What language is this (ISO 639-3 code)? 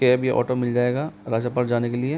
hin